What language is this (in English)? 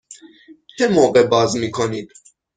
Persian